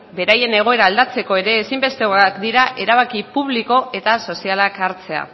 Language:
Basque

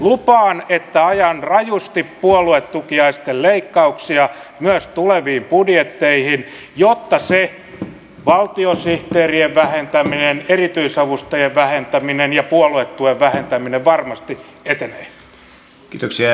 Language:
Finnish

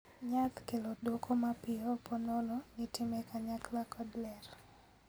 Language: Luo (Kenya and Tanzania)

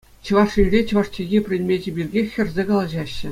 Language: Chuvash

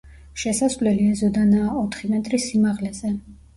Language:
Georgian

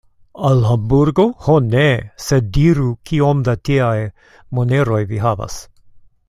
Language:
Esperanto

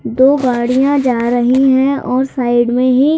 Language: Hindi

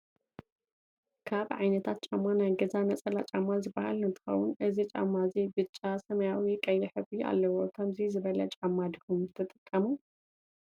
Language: Tigrinya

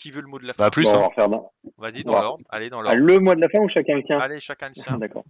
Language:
French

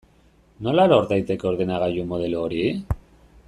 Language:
Basque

